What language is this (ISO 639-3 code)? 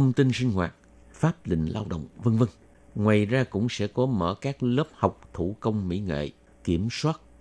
vie